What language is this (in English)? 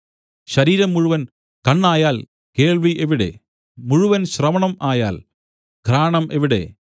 Malayalam